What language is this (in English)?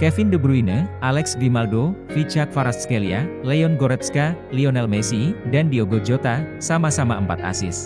Indonesian